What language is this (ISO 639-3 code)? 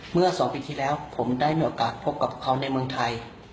tha